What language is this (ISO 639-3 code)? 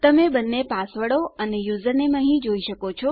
guj